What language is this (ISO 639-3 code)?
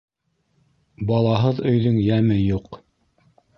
bak